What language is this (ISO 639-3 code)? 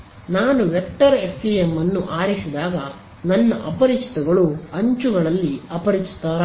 kan